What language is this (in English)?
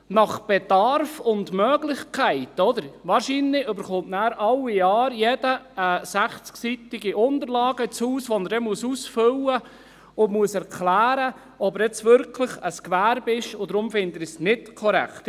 Swiss German